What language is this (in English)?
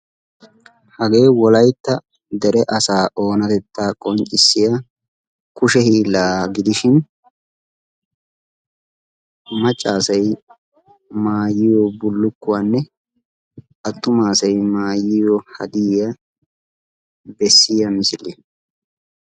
Wolaytta